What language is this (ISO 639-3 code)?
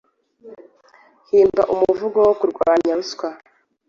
kin